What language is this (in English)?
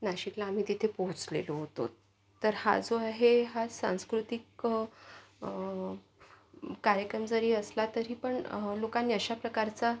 Marathi